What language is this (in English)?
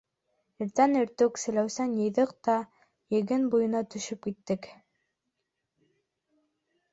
Bashkir